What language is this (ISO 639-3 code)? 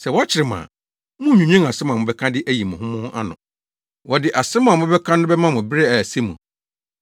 aka